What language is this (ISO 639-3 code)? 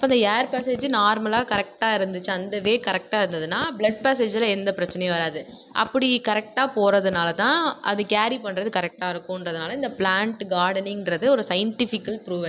tam